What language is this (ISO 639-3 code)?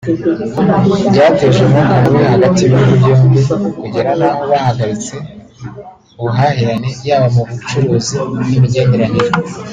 kin